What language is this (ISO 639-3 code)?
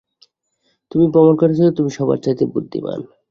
ben